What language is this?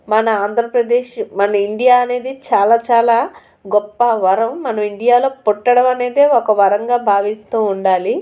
Telugu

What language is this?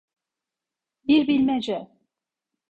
Turkish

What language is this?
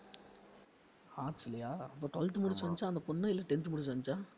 Tamil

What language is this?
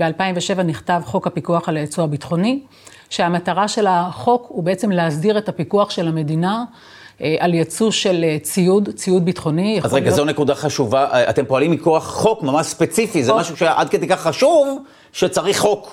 Hebrew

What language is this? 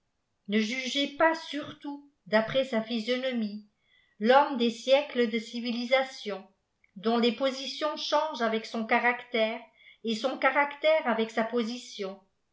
French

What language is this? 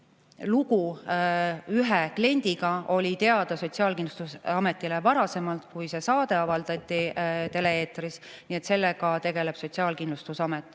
Estonian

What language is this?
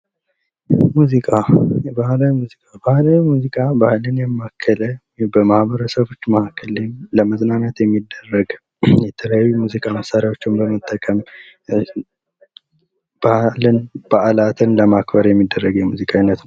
Amharic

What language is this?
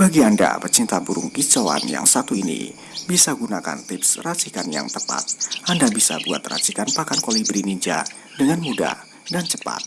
Indonesian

